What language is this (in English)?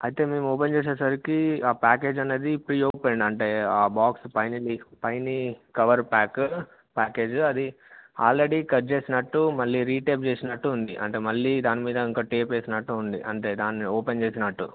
Telugu